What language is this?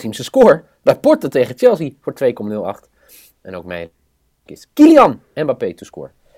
Dutch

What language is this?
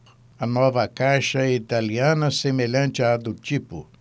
Portuguese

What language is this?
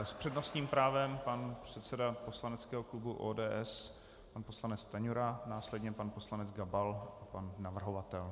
Czech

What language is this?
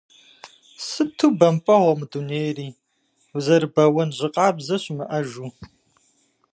Kabardian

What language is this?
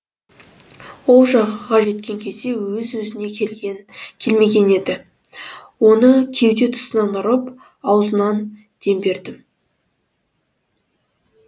Kazakh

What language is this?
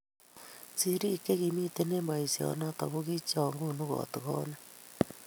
Kalenjin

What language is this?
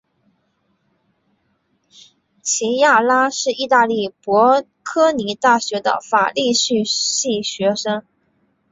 Chinese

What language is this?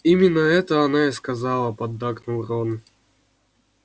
Russian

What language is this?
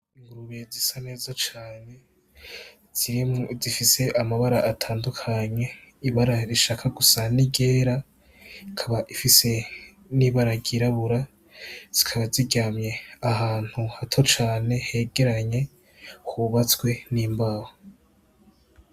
Rundi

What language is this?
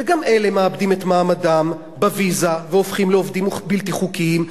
Hebrew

